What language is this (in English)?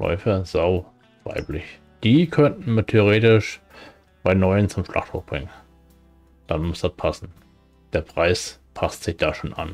German